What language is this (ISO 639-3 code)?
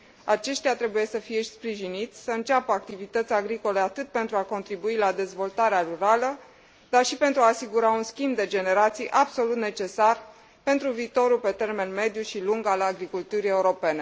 ron